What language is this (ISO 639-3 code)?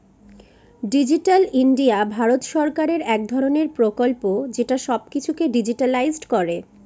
ben